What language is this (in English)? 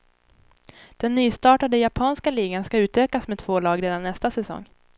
Swedish